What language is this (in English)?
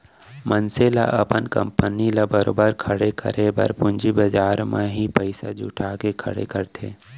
Chhattisgarhi